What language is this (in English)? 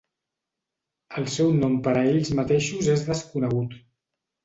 Catalan